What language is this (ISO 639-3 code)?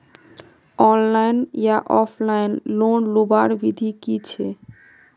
mag